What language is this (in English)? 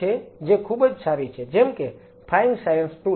Gujarati